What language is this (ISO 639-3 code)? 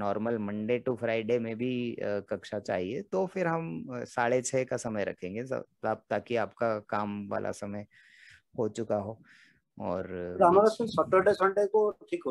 hin